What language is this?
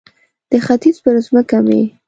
Pashto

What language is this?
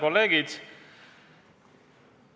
Estonian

